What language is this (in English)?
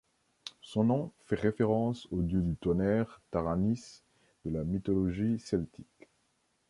French